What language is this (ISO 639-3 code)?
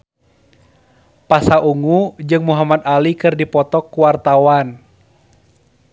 sun